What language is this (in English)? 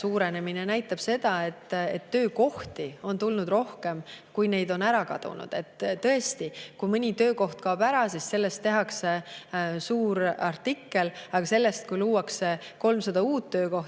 Estonian